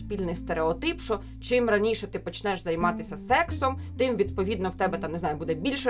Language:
Ukrainian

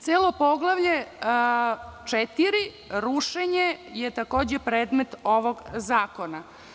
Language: Serbian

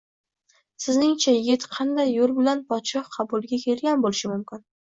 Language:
Uzbek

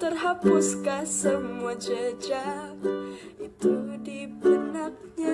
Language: Indonesian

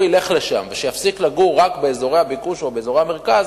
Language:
Hebrew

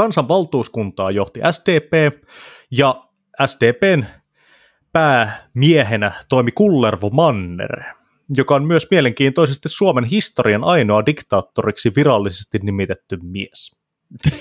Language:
Finnish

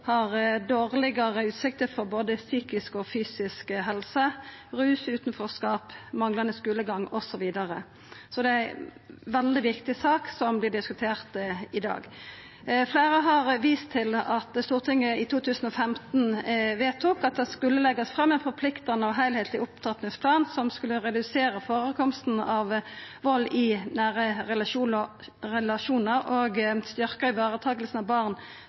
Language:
Norwegian Nynorsk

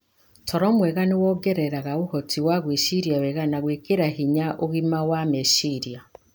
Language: Kikuyu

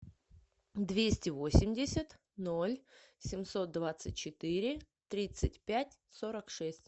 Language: Russian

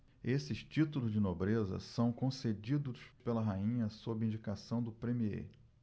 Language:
Portuguese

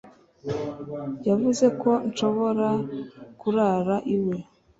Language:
Kinyarwanda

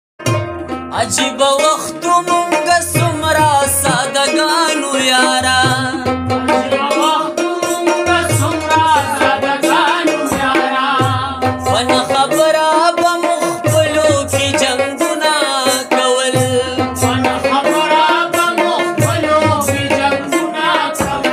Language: Arabic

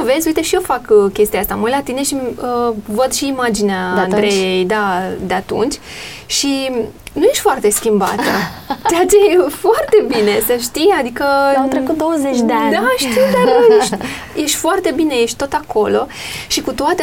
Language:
Romanian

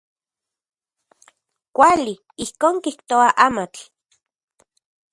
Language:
Central Puebla Nahuatl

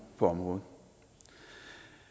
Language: Danish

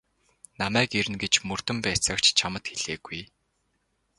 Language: Mongolian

